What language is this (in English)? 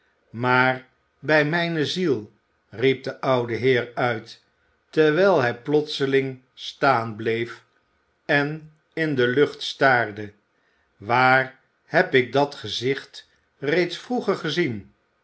Dutch